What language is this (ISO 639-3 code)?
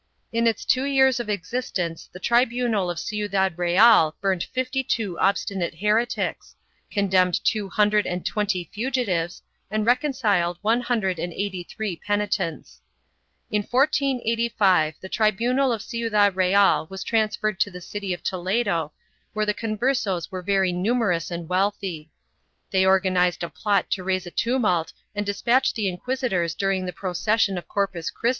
eng